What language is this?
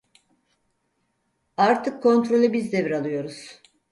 Turkish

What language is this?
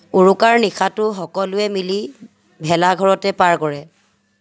Assamese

